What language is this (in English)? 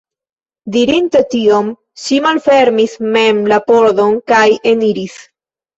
Esperanto